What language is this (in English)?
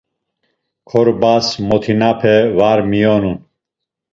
Laz